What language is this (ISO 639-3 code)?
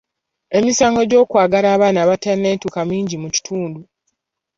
lug